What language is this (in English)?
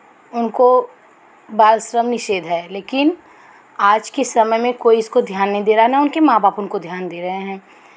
Hindi